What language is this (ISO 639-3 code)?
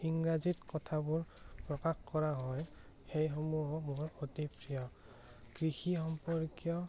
asm